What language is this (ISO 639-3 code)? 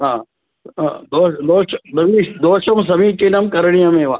san